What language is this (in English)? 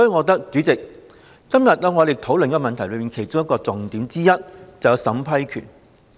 Cantonese